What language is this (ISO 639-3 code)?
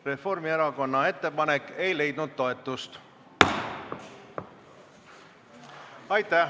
est